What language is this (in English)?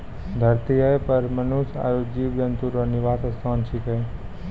Maithili